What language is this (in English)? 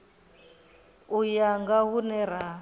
Venda